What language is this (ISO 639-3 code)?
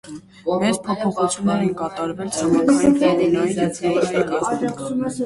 hye